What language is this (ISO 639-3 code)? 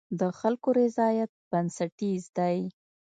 pus